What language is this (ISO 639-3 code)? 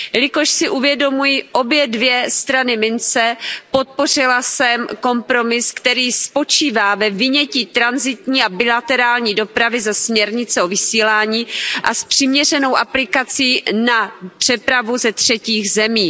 ces